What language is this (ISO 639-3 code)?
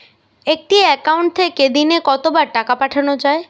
ben